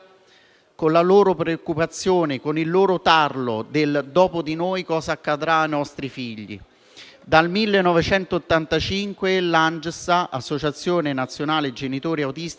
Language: Italian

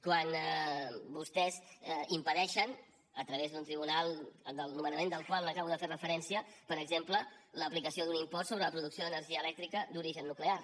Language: Catalan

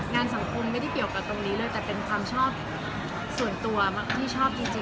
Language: Thai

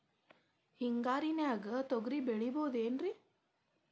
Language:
Kannada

